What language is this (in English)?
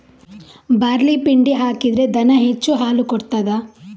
Kannada